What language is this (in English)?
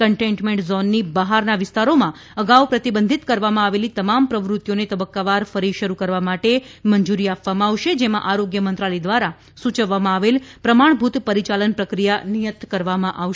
Gujarati